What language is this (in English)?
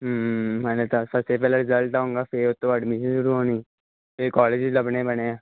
Punjabi